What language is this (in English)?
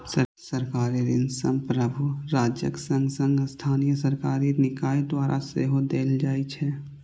Maithili